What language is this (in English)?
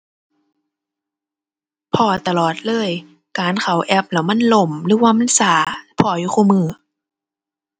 Thai